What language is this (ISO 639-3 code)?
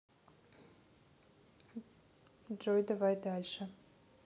rus